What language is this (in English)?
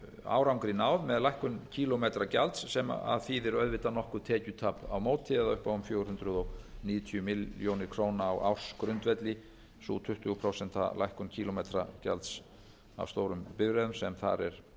Icelandic